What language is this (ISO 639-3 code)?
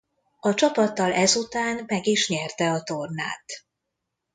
hun